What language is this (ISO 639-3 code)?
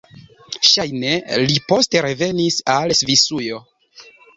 epo